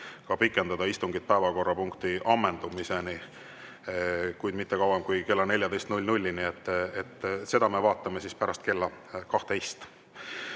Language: Estonian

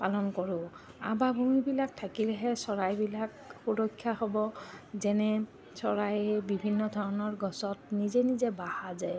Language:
Assamese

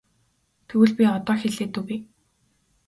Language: Mongolian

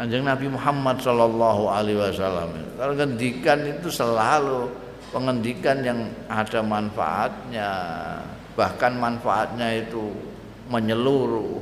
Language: Indonesian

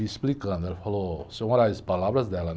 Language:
Portuguese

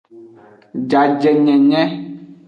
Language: Aja (Benin)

